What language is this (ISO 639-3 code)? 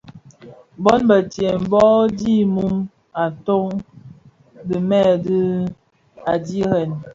ksf